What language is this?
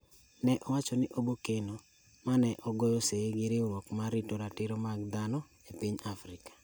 Luo (Kenya and Tanzania)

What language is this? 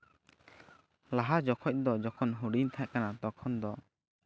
Santali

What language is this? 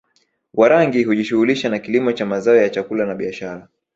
Swahili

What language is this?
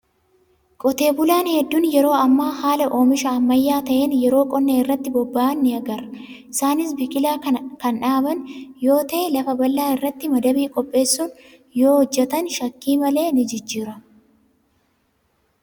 Oromo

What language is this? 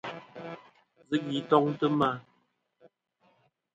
Kom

